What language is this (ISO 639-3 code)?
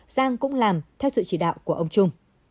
vie